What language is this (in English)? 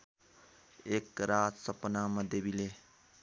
Nepali